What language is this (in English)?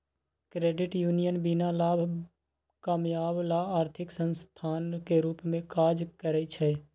Magahi